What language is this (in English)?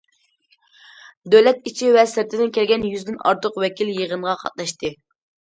Uyghur